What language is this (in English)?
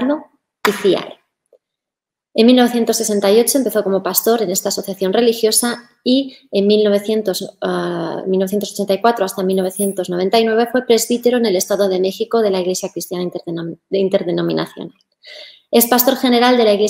Spanish